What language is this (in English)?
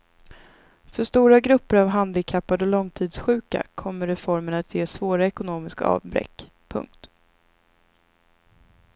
Swedish